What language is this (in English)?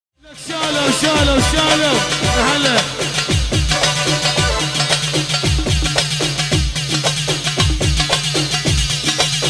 Arabic